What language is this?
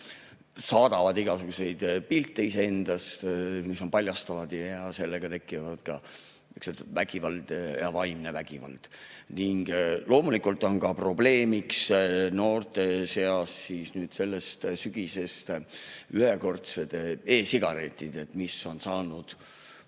Estonian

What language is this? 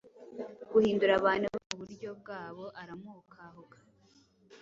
Kinyarwanda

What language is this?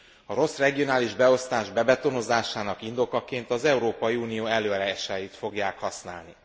Hungarian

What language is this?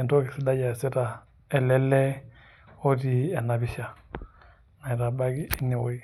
Masai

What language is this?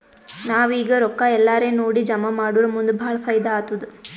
Kannada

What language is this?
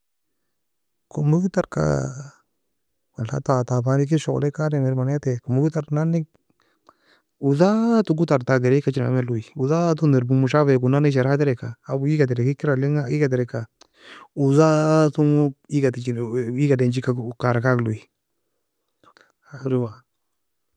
Nobiin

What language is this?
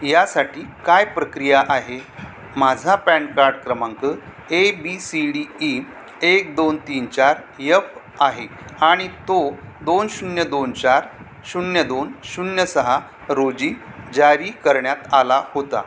Marathi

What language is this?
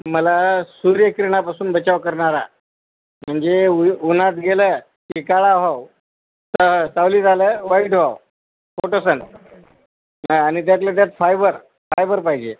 Marathi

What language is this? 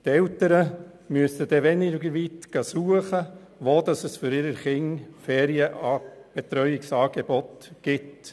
Swiss German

